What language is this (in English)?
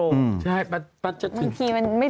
Thai